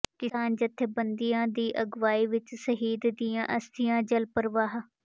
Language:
Punjabi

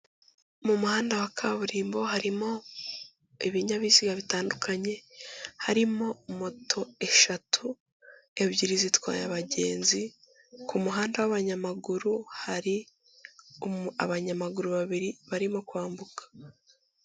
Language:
Kinyarwanda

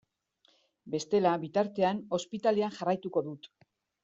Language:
Basque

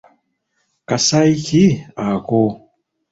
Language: Ganda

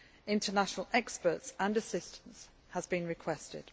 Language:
English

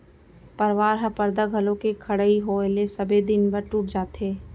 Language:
Chhattisgarhi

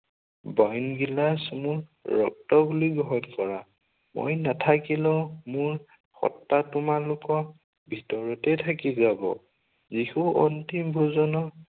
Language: Assamese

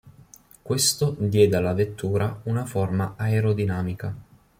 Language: Italian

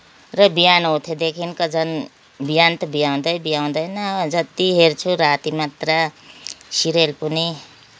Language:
Nepali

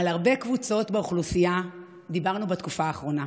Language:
Hebrew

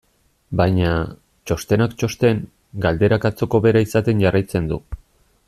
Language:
Basque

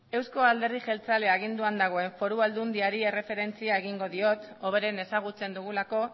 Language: Basque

